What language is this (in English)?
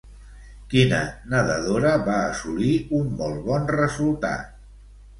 Catalan